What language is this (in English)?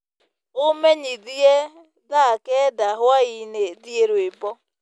Kikuyu